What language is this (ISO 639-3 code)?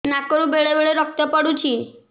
ori